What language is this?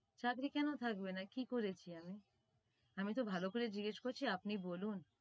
Bangla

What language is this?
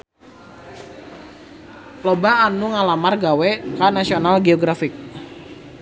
Sundanese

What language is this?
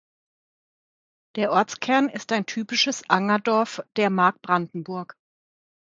German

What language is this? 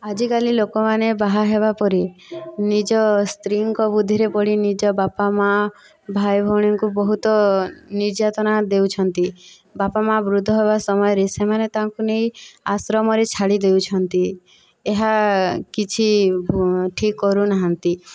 Odia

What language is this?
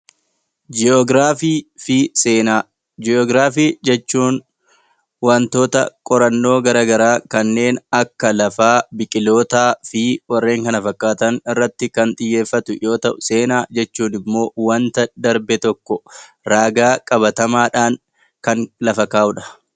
Oromo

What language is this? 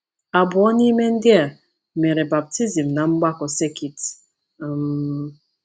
Igbo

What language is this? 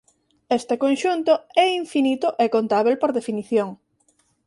Galician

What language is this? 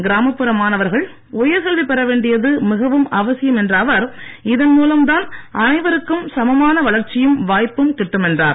Tamil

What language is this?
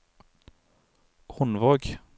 Norwegian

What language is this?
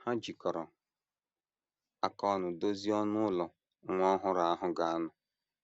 Igbo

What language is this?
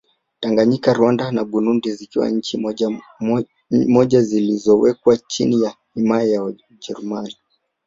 Swahili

